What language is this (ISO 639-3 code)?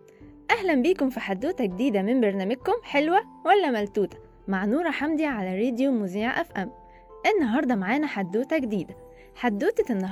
ara